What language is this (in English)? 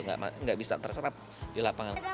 Indonesian